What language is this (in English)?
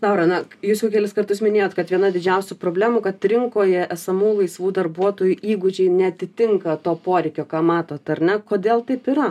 Lithuanian